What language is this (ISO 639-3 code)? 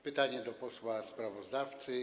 pol